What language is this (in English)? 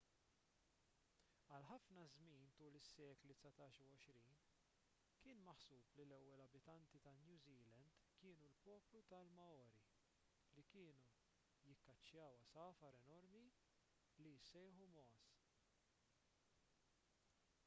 Maltese